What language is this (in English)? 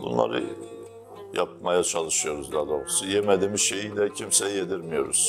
Turkish